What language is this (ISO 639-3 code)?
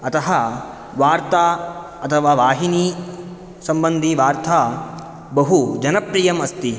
san